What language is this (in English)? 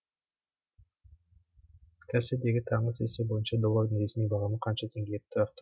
Kazakh